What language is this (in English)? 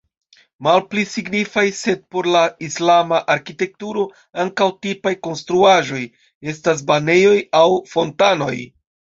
Esperanto